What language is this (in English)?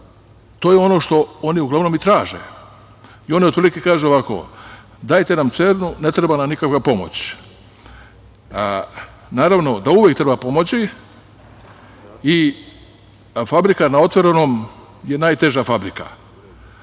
Serbian